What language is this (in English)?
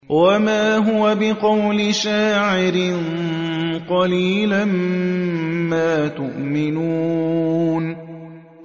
Arabic